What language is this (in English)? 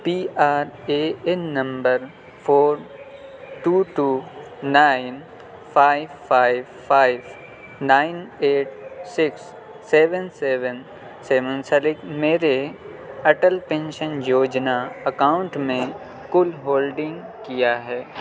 Urdu